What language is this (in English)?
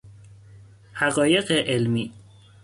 Persian